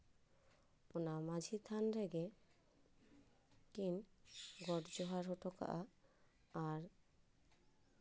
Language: Santali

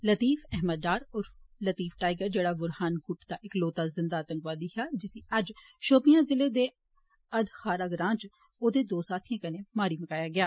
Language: Dogri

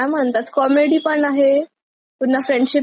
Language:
Marathi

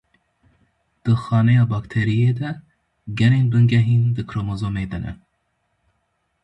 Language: Kurdish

